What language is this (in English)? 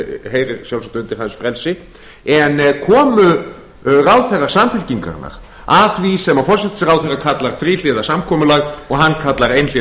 Icelandic